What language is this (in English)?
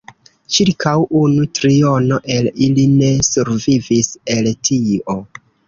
Esperanto